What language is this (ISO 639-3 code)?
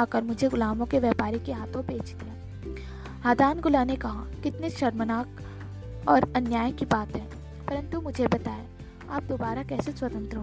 hin